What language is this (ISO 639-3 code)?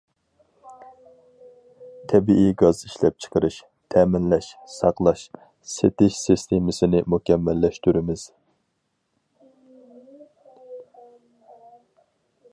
uig